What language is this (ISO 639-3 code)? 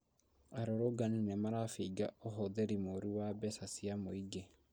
kik